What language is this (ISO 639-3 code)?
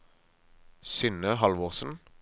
nor